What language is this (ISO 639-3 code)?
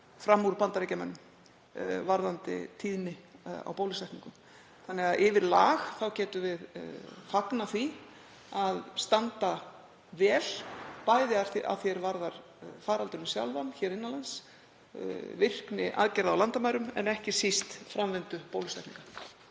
isl